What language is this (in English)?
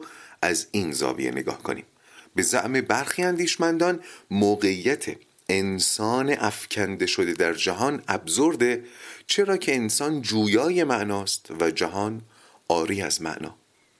Persian